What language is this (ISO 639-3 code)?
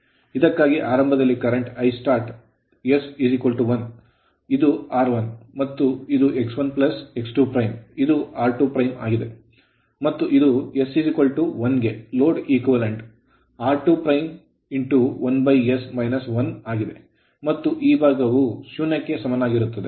kan